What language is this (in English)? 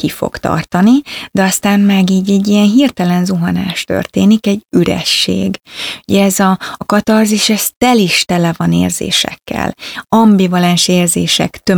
Hungarian